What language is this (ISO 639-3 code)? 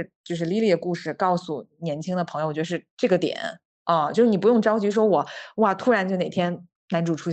zho